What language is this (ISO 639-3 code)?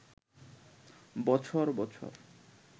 ben